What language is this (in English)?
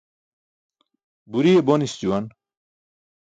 Burushaski